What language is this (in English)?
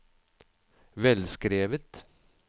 Norwegian